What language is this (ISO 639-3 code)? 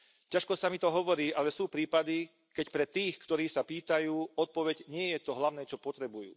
slk